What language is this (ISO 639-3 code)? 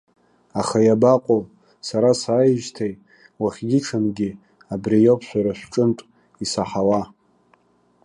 abk